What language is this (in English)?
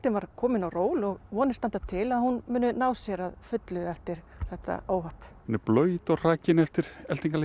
Icelandic